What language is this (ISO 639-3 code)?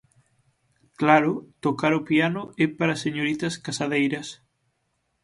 glg